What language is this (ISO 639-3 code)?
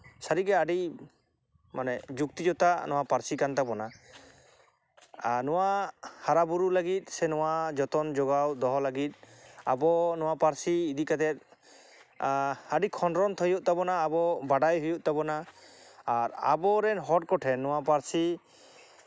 sat